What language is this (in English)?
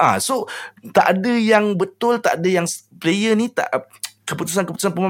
Malay